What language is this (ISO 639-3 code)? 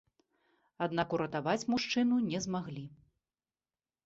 bel